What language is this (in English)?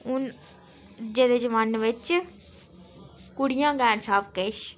Dogri